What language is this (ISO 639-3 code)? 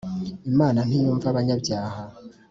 kin